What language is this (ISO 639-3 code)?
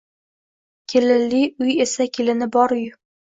uzb